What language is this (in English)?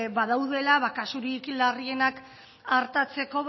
Basque